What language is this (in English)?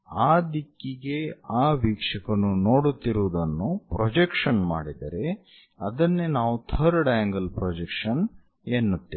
Kannada